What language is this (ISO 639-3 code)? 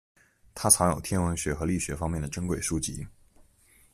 zho